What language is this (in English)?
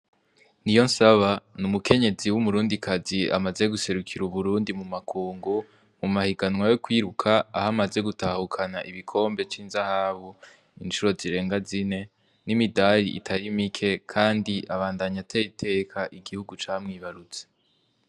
Rundi